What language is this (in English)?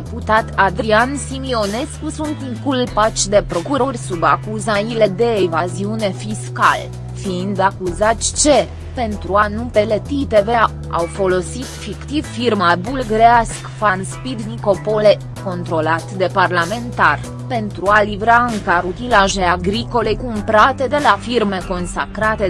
Romanian